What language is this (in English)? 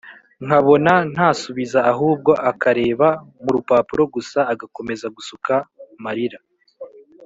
Kinyarwanda